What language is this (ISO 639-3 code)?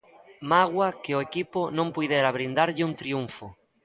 glg